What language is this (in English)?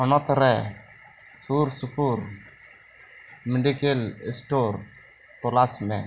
Santali